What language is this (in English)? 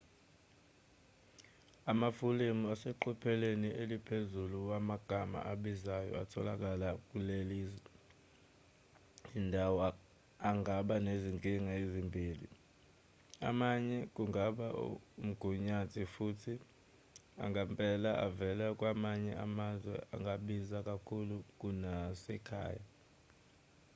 Zulu